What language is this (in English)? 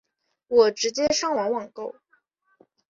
Chinese